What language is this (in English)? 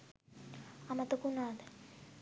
Sinhala